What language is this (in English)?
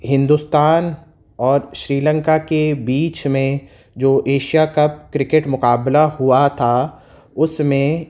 Urdu